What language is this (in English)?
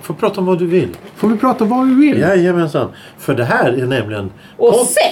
Swedish